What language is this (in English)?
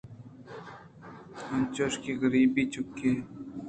Eastern Balochi